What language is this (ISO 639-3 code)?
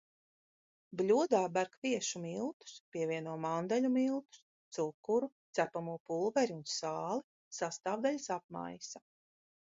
lav